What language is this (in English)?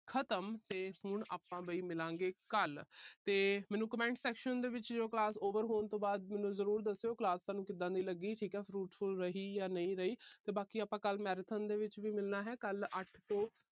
Punjabi